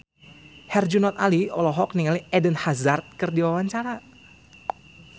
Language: Sundanese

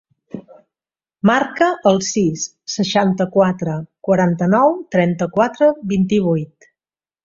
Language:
Catalan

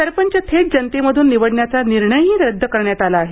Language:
Marathi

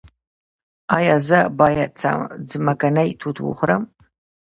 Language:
Pashto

